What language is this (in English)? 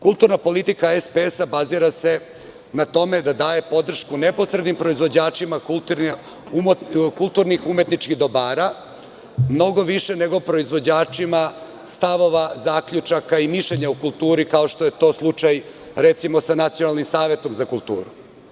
Serbian